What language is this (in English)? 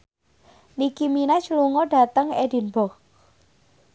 Javanese